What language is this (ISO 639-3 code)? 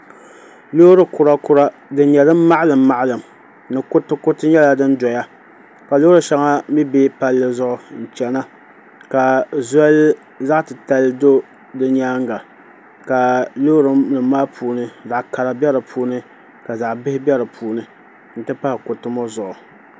dag